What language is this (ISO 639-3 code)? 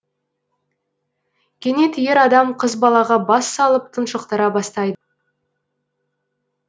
kaz